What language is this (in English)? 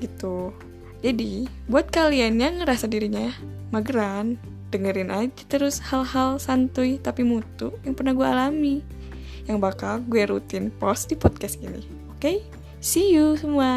Indonesian